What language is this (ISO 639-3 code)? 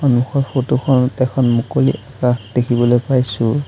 asm